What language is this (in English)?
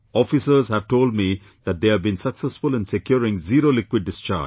English